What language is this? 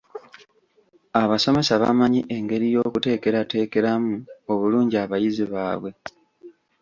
Ganda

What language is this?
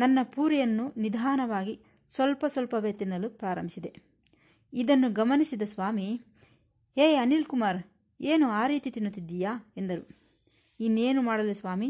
Kannada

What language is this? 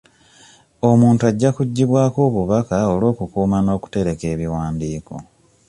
Ganda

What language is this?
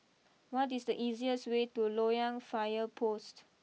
English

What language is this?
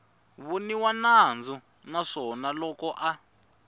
Tsonga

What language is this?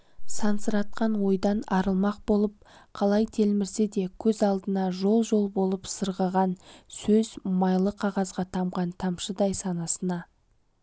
Kazakh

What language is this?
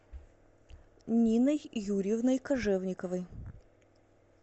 Russian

